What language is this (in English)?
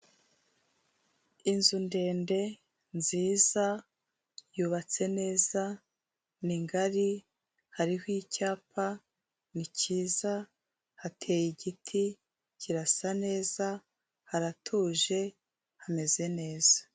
Kinyarwanda